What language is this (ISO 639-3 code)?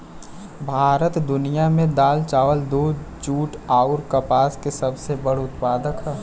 bho